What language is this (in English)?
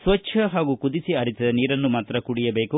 Kannada